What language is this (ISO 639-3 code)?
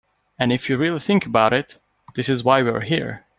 eng